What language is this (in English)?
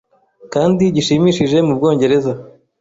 Kinyarwanda